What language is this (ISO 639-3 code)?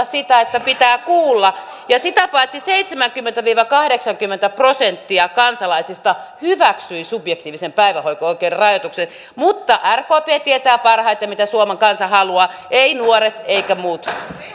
fin